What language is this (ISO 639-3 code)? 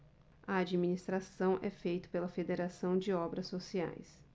por